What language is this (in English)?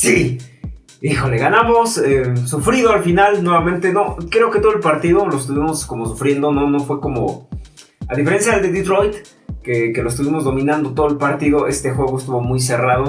Spanish